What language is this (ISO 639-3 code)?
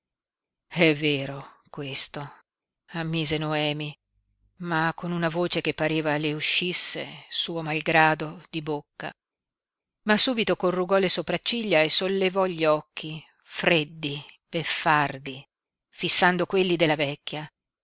ita